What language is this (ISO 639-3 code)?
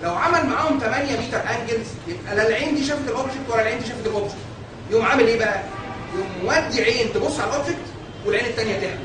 ara